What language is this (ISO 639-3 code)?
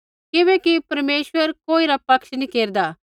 kfx